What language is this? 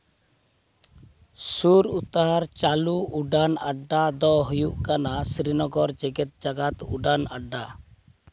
Santali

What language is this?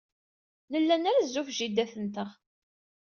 Kabyle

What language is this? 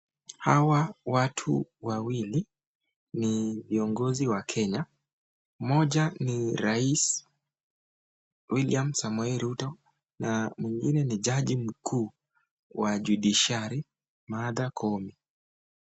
Swahili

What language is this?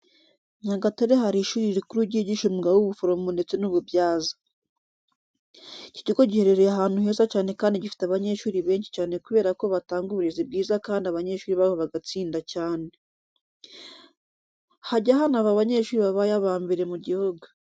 Kinyarwanda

